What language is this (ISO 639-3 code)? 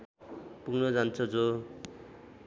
nep